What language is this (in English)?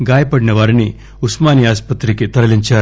Telugu